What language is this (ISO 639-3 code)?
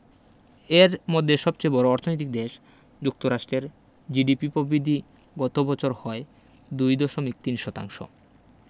ben